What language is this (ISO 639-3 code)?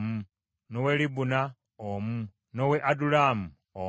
lug